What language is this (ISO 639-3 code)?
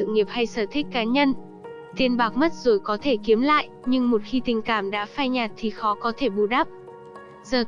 vie